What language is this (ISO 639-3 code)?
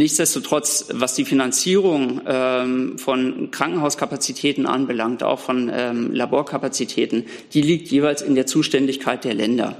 deu